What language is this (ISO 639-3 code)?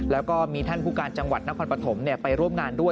tha